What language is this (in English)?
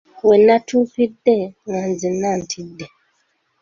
Ganda